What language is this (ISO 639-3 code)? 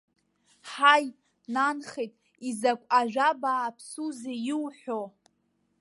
abk